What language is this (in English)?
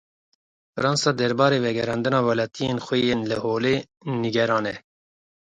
Kurdish